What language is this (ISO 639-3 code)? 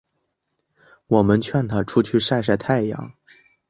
zho